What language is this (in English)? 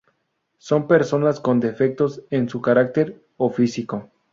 Spanish